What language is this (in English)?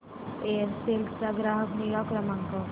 Marathi